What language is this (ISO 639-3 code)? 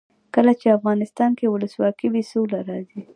pus